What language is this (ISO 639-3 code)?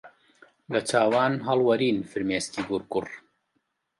ckb